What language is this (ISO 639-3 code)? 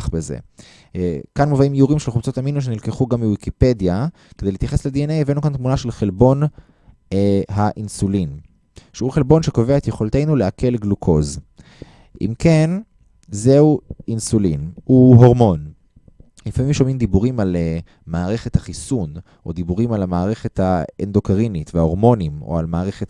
heb